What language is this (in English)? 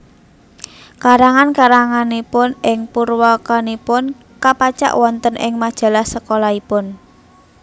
Javanese